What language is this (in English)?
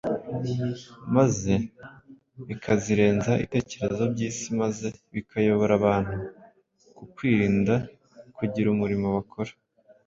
Kinyarwanda